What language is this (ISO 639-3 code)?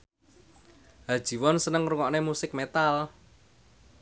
jav